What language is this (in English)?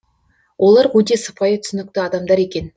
Kazakh